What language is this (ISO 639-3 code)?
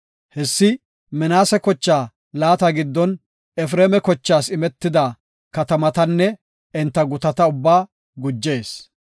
gof